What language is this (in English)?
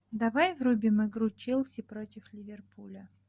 Russian